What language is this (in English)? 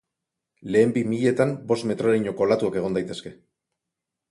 Basque